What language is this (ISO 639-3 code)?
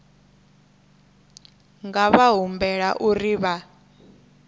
ven